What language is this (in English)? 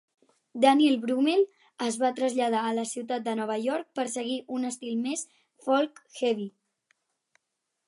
Catalan